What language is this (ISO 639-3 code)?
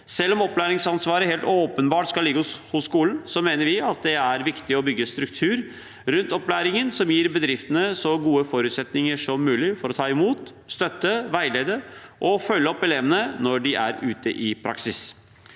nor